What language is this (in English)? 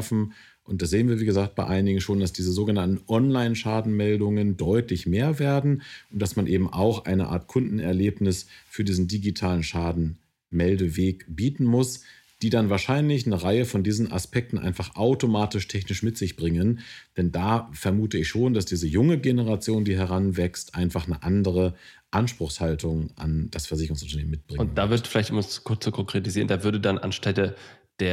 German